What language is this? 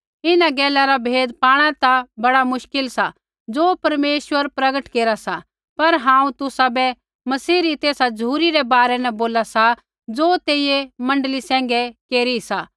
Kullu Pahari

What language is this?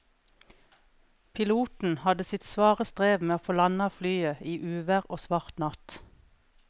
Norwegian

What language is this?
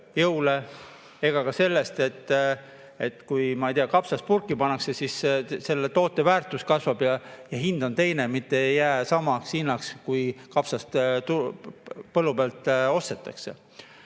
Estonian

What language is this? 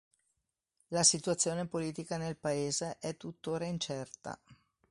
Italian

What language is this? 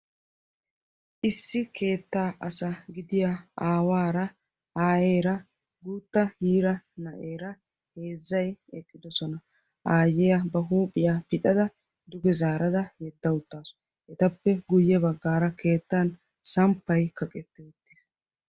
Wolaytta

